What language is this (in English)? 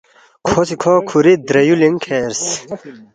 Balti